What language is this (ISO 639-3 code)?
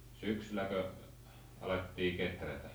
fin